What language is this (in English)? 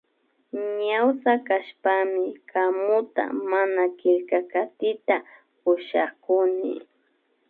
Imbabura Highland Quichua